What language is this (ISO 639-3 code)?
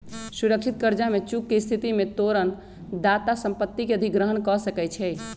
mag